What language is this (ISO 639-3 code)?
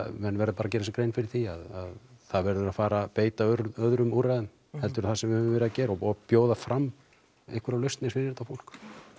isl